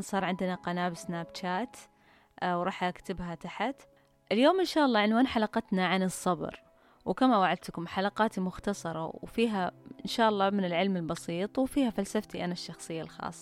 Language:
Arabic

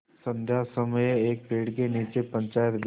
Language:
Hindi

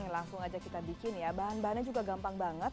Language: Indonesian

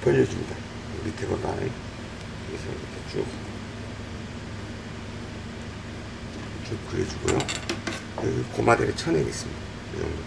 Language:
Korean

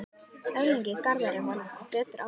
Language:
Icelandic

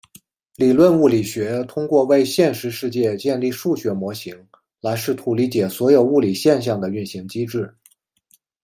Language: Chinese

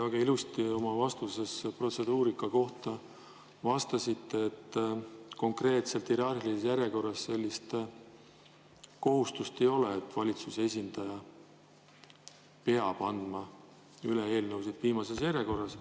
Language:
Estonian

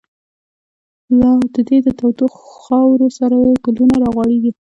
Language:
Pashto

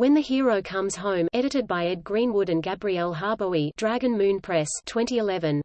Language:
English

